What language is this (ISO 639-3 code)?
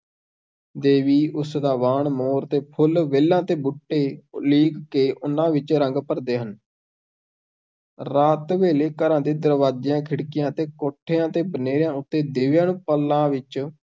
pan